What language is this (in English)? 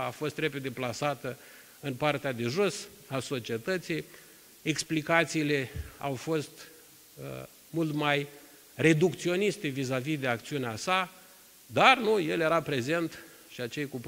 Romanian